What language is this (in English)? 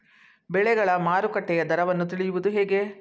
Kannada